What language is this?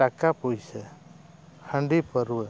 Santali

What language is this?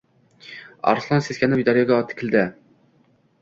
Uzbek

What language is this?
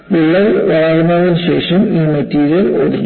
Malayalam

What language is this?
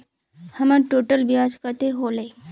Magahi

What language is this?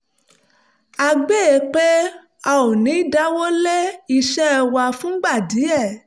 Yoruba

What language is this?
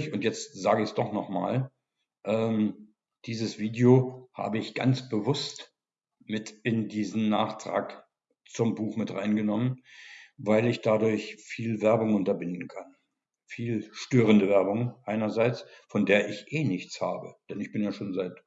German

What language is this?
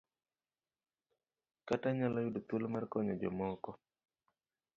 Luo (Kenya and Tanzania)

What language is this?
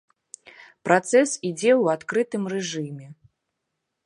Belarusian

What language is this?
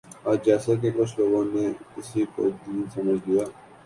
Urdu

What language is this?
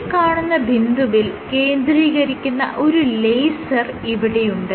Malayalam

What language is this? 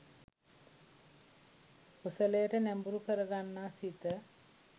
Sinhala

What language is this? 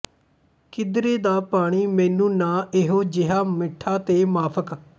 Punjabi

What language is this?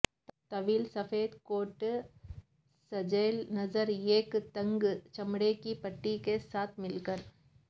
Urdu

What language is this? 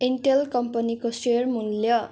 Nepali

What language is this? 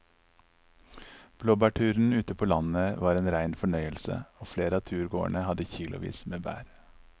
Norwegian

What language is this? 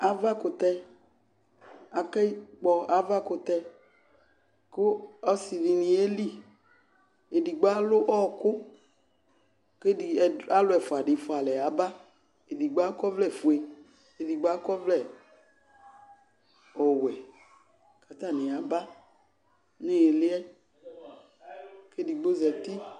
Ikposo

